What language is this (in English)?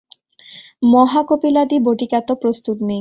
Bangla